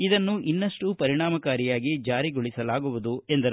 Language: Kannada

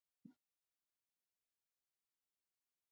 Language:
Chinese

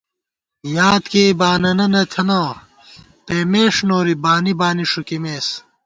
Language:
Gawar-Bati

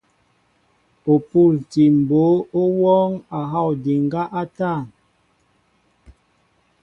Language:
Mbo (Cameroon)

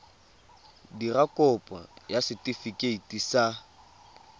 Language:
Tswana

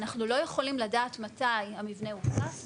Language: Hebrew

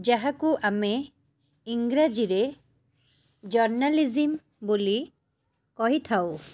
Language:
Odia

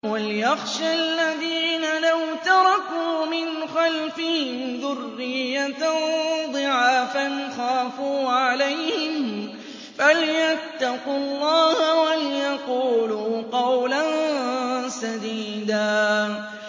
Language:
Arabic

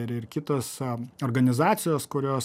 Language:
Lithuanian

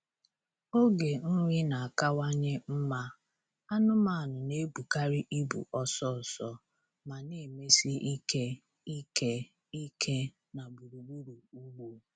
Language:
Igbo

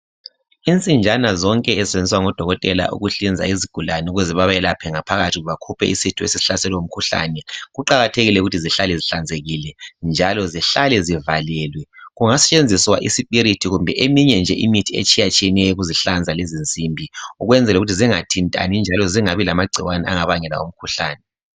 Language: North Ndebele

